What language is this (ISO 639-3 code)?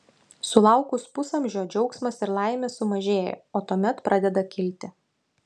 lit